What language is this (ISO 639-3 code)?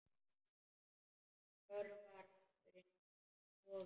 isl